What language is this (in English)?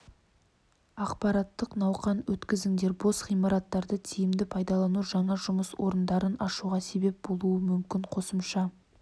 Kazakh